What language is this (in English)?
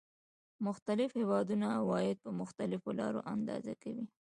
Pashto